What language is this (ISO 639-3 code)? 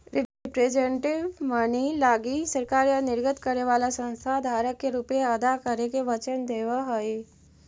mag